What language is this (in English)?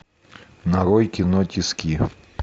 Russian